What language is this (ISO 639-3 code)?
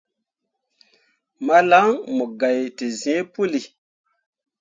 mua